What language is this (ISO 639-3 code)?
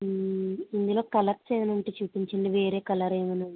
tel